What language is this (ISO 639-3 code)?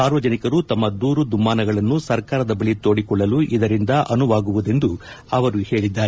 kan